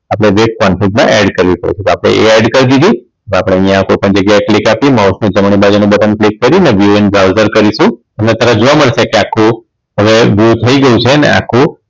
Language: Gujarati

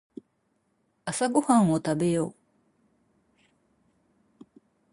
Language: Japanese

